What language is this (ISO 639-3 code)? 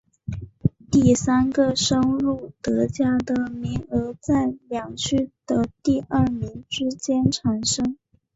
zho